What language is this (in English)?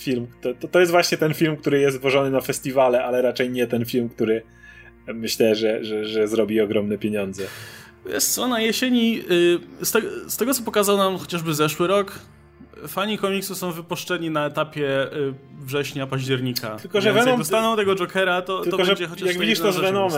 Polish